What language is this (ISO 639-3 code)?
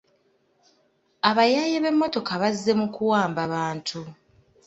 lug